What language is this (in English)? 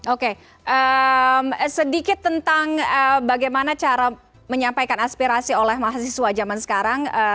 Indonesian